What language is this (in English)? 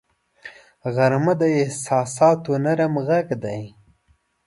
Pashto